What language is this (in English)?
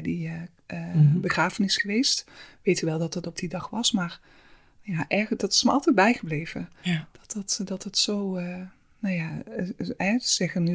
Dutch